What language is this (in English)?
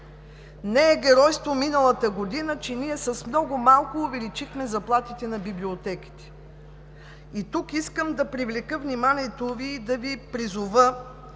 Bulgarian